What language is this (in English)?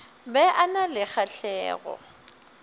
Northern Sotho